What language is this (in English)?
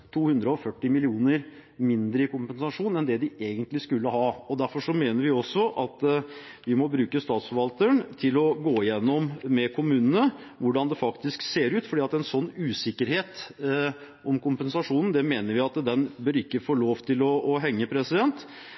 Norwegian Bokmål